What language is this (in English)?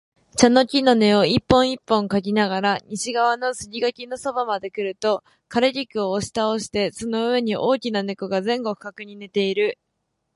Japanese